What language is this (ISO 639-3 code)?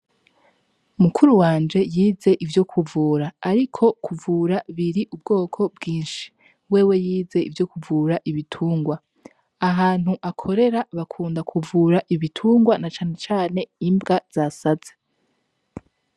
run